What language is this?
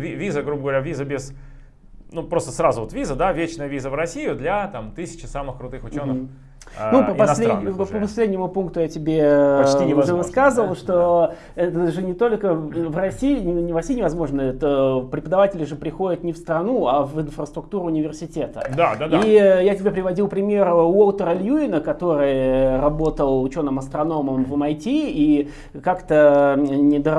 Russian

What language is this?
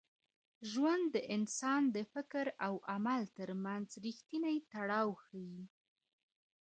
Pashto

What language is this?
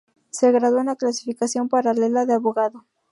Spanish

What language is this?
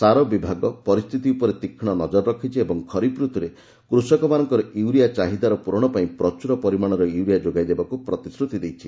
Odia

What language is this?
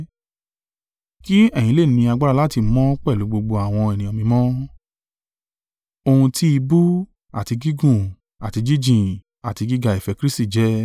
Yoruba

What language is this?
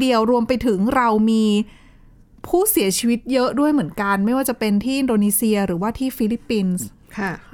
Thai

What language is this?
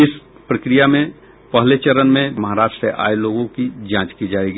Hindi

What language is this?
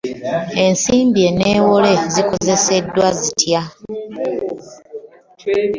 Ganda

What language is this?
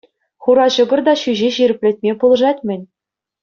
Chuvash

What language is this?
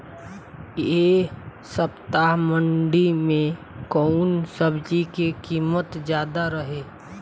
Bhojpuri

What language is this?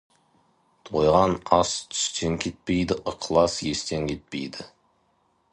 Kazakh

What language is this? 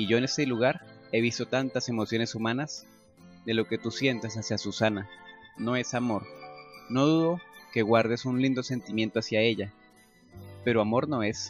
Spanish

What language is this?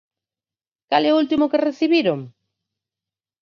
Galician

